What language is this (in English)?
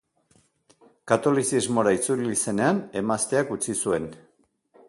Basque